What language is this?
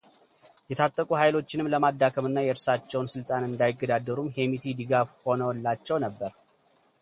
Amharic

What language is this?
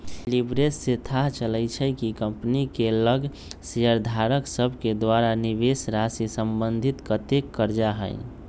Magahi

